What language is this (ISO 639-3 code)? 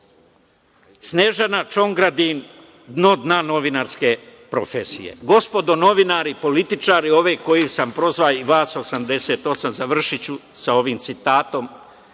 srp